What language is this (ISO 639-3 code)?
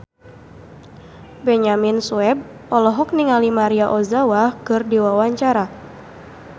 sun